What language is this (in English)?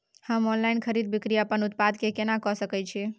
Maithili